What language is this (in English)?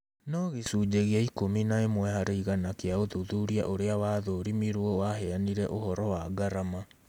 Kikuyu